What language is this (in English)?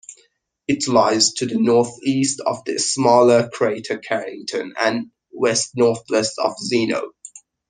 English